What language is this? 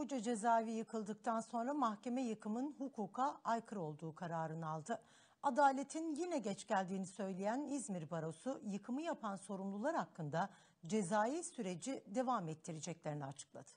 Turkish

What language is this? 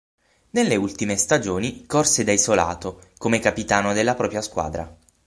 Italian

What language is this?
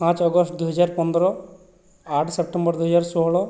Odia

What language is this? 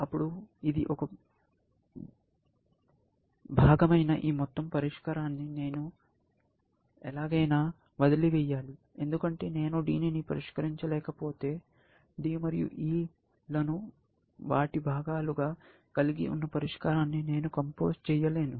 Telugu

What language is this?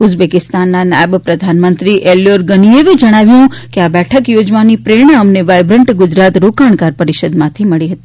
Gujarati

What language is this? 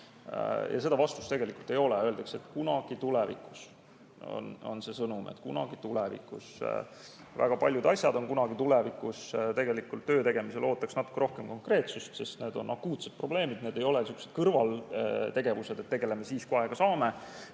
Estonian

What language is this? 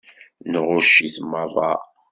Kabyle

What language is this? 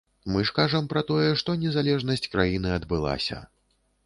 Belarusian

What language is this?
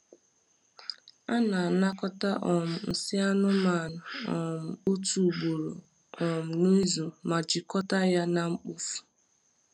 Igbo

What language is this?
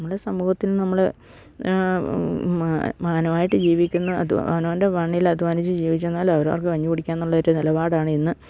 Malayalam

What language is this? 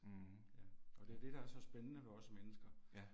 Danish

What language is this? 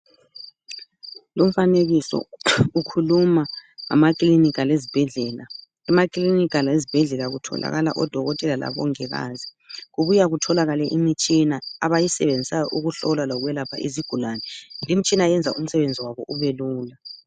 North Ndebele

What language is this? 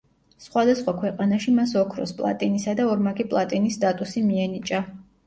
Georgian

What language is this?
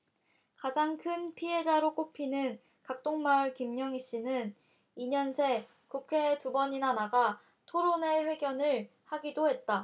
Korean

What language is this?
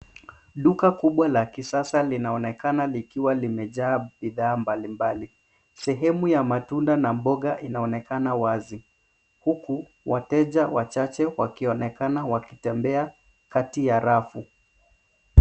Swahili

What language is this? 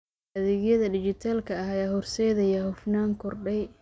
Somali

